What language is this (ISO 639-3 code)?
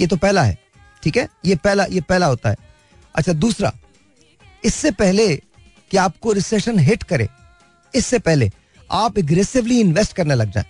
hin